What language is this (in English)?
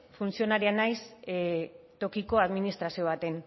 Basque